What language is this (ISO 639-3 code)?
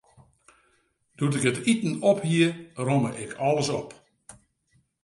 fry